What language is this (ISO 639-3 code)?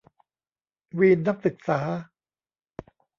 tha